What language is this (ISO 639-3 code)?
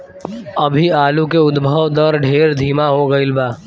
bho